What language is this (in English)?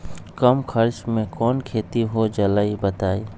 Magahi